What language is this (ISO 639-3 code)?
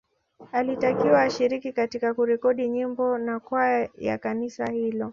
swa